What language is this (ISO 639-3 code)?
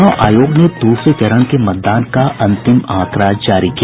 hin